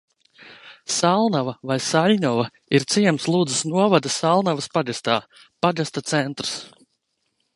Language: Latvian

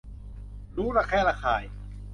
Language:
Thai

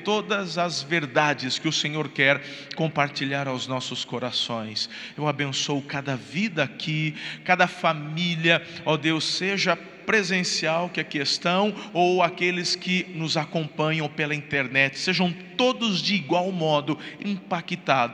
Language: Portuguese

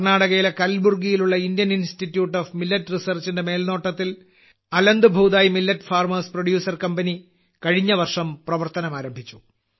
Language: Malayalam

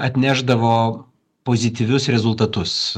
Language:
Lithuanian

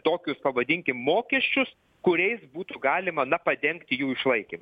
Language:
Lithuanian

